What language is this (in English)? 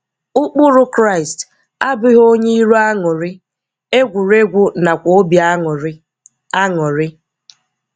Igbo